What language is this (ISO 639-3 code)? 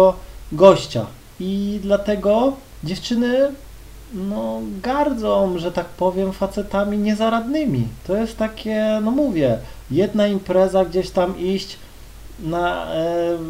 pol